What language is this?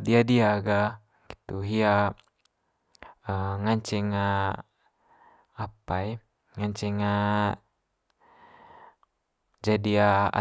Manggarai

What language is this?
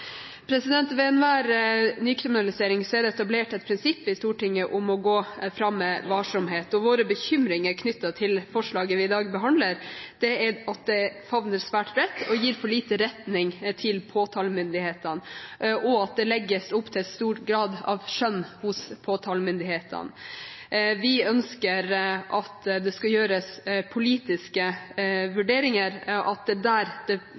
Norwegian Bokmål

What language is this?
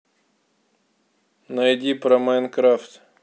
Russian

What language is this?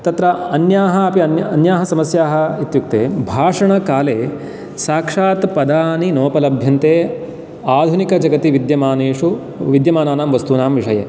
Sanskrit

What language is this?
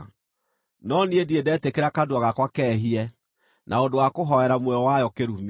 Kikuyu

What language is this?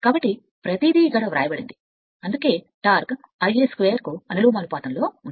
Telugu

